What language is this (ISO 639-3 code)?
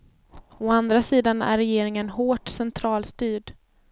swe